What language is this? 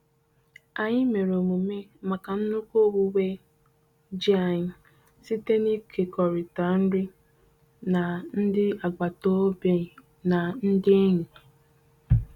Igbo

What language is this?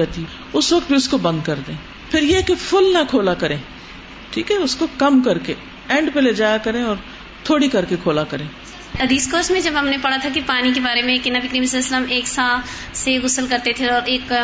Urdu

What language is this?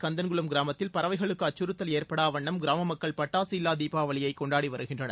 Tamil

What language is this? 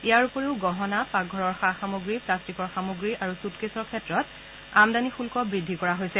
Assamese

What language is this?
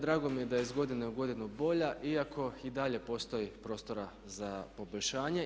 Croatian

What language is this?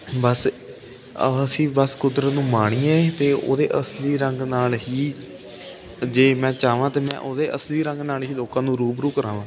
Punjabi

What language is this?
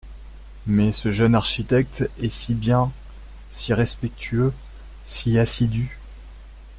French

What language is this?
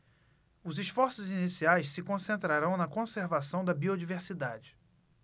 Portuguese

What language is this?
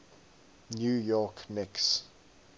English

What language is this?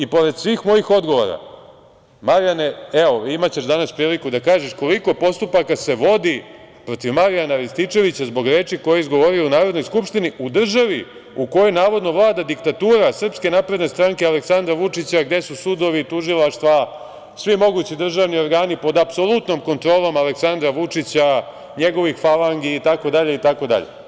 Serbian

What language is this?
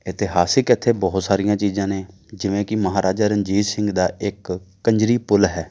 Punjabi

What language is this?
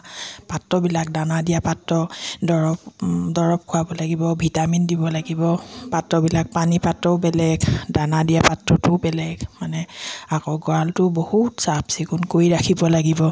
Assamese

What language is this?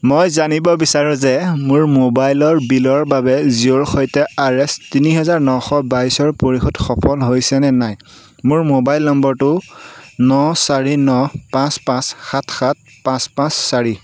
Assamese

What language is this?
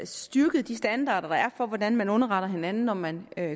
Danish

